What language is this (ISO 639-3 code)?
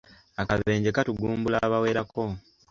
lug